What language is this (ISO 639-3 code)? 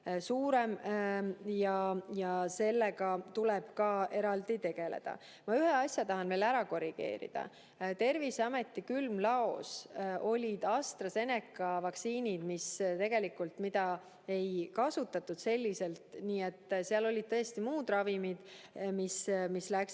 est